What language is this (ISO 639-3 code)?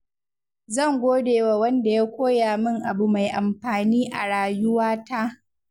hau